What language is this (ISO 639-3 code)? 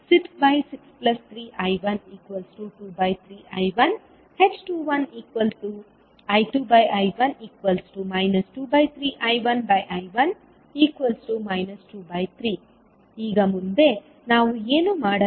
kan